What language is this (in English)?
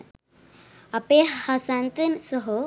Sinhala